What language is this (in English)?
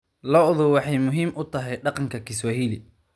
Somali